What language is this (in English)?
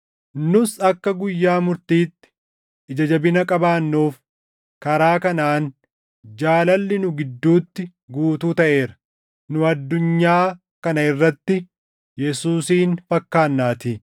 Oromo